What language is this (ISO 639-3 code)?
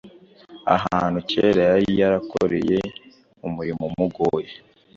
kin